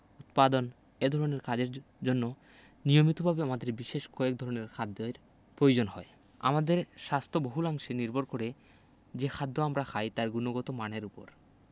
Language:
Bangla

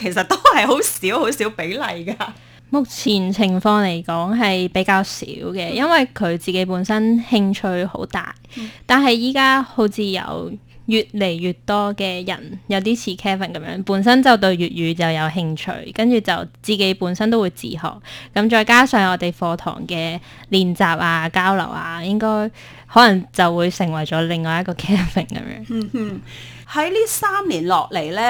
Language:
Chinese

